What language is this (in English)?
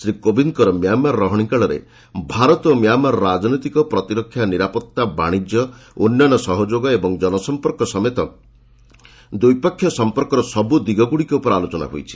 Odia